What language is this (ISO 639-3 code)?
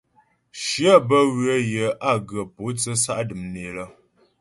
bbj